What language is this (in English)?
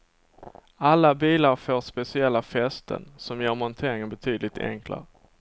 Swedish